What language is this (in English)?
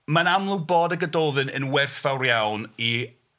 Welsh